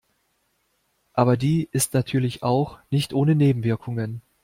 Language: German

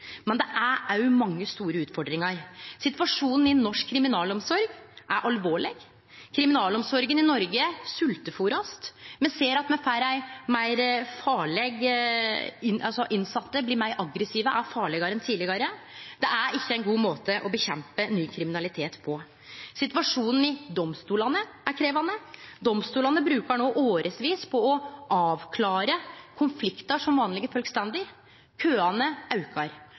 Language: Norwegian Nynorsk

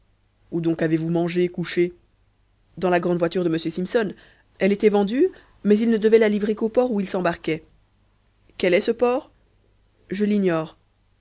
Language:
French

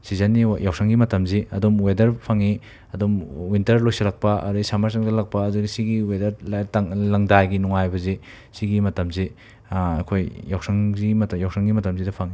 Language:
Manipuri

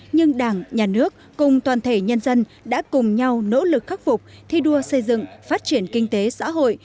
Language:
Vietnamese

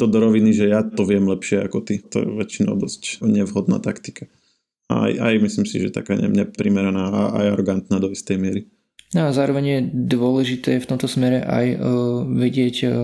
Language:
Slovak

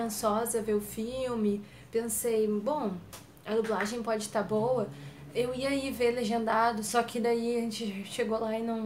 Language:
Portuguese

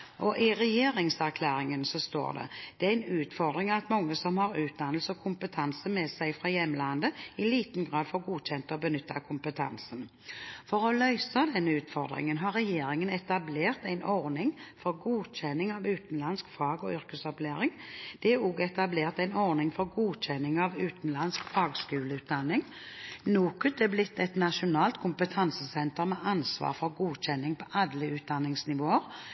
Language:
Norwegian Bokmål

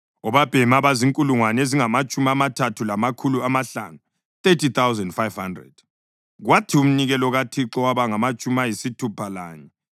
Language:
North Ndebele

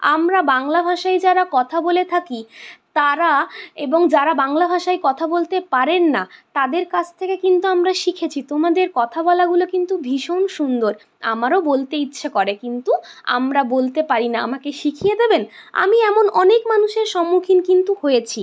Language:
Bangla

